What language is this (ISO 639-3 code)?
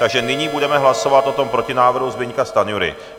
ces